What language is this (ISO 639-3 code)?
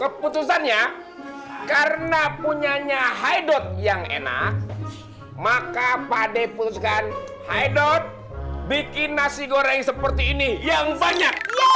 ind